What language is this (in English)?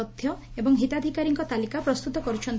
Odia